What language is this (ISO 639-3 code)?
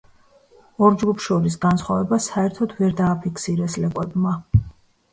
kat